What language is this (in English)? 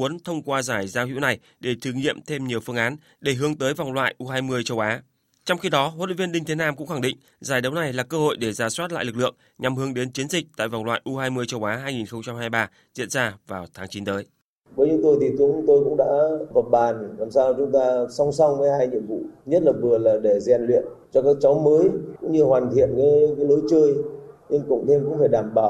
Vietnamese